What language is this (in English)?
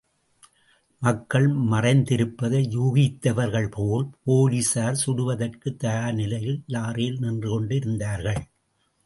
Tamil